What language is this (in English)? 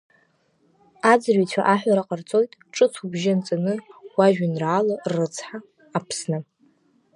Abkhazian